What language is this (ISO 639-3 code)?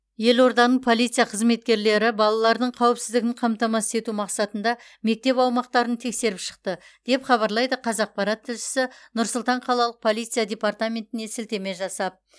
kaz